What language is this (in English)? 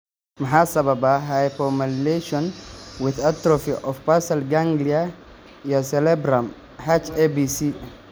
Somali